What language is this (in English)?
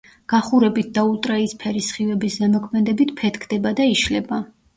Georgian